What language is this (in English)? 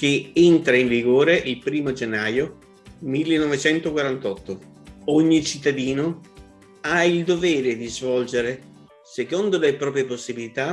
Italian